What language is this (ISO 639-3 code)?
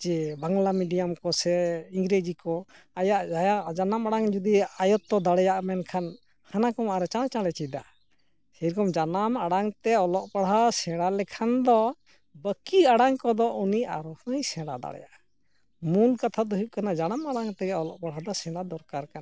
sat